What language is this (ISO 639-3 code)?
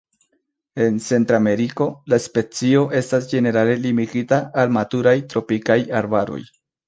epo